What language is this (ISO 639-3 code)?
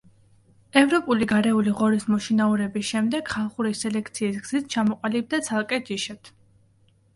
kat